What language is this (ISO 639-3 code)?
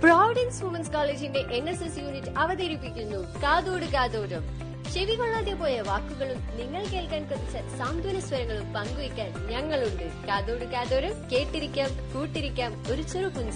mal